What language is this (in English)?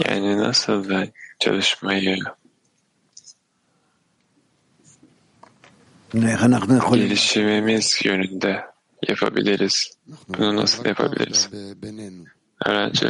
Turkish